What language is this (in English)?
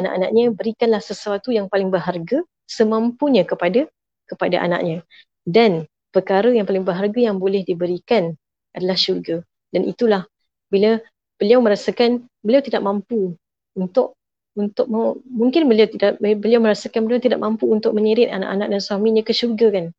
Malay